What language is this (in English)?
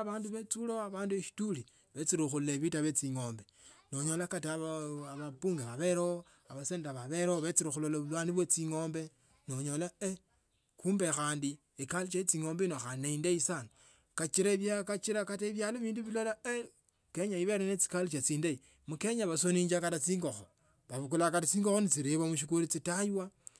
Tsotso